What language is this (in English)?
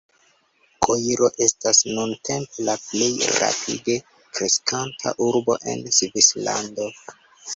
Esperanto